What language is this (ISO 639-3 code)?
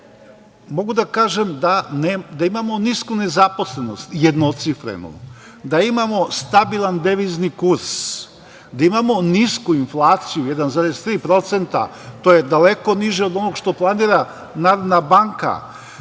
srp